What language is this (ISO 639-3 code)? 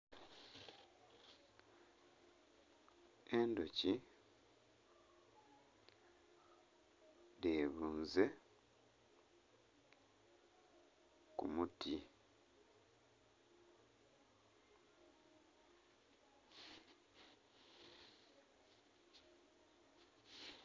xog